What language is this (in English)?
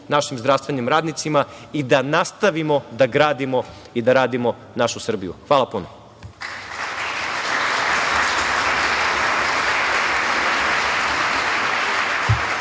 Serbian